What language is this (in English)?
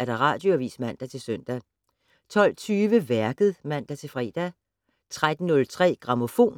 Danish